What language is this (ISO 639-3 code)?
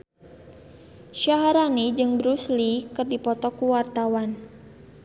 sun